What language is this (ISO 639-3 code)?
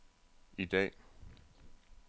dan